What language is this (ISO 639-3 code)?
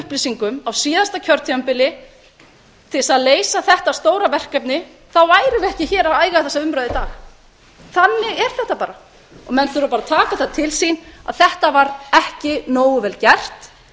isl